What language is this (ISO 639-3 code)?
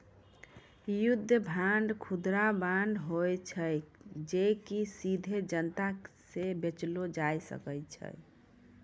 mai